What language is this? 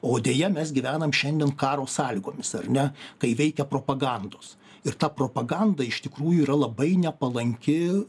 Lithuanian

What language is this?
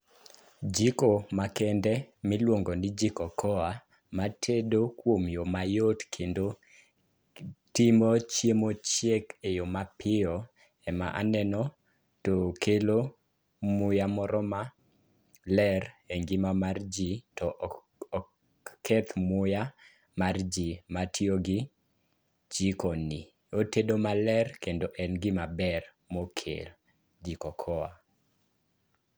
Luo (Kenya and Tanzania)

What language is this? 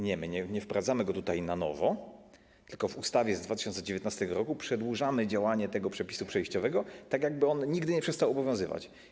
Polish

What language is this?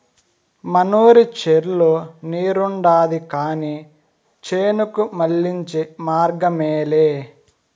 Telugu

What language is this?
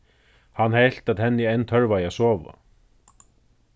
Faroese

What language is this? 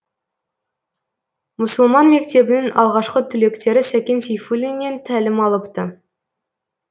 Kazakh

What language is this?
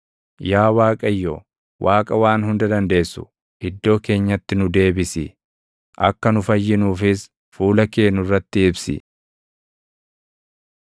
Oromo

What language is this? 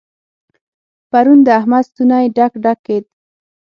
Pashto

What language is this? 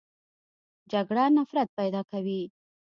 Pashto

